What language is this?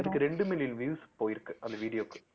Tamil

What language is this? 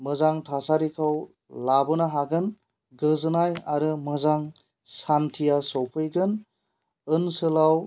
Bodo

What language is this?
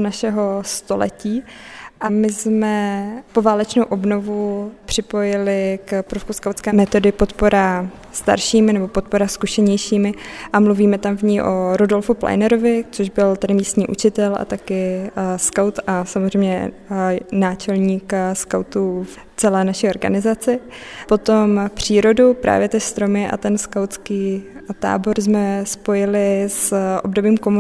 Czech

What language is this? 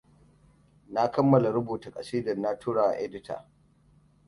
Hausa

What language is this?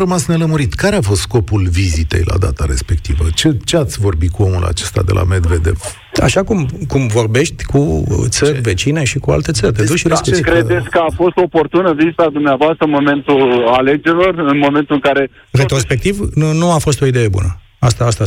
Romanian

